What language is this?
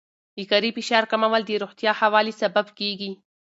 Pashto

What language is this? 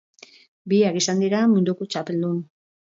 Basque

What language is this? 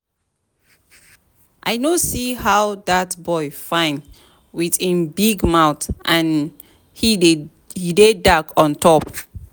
Nigerian Pidgin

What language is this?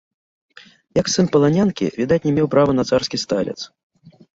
Belarusian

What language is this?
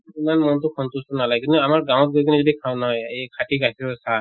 Assamese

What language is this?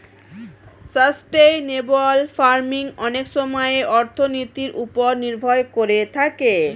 Bangla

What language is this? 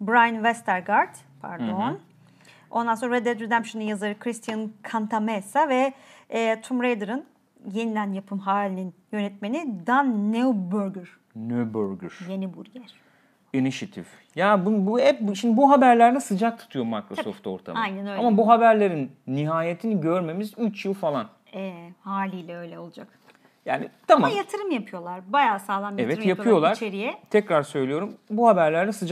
Turkish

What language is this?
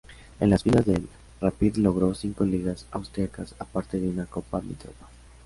Spanish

